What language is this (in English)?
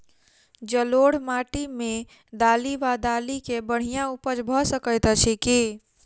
Maithili